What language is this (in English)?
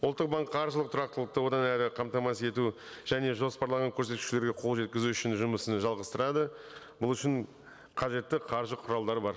Kazakh